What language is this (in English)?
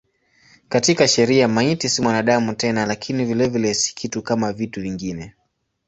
Swahili